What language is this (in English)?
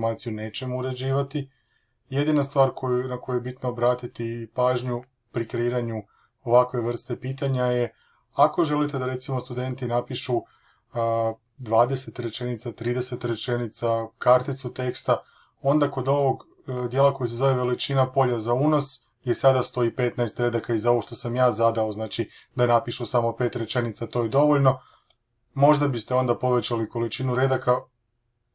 Croatian